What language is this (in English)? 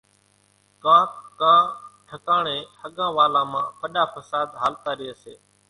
Kachi Koli